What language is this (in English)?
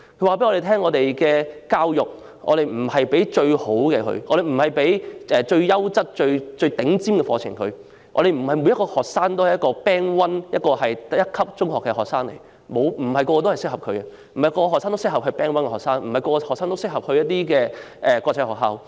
Cantonese